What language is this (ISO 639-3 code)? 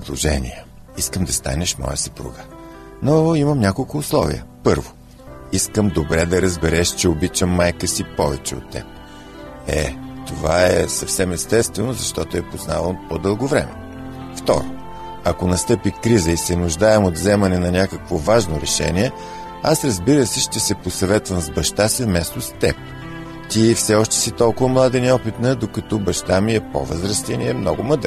bul